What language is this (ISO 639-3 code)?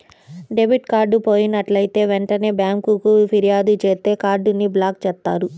tel